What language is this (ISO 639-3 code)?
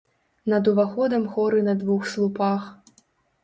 bel